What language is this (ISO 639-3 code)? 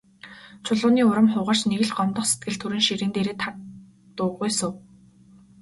mon